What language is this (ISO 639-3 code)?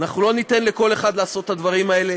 heb